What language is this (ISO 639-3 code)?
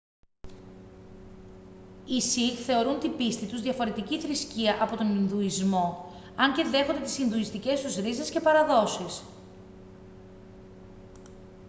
ell